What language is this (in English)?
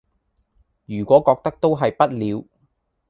Cantonese